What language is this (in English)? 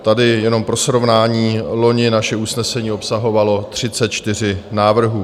Czech